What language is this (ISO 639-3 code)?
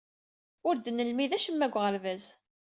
kab